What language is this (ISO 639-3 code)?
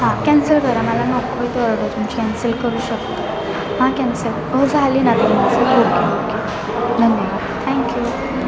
mar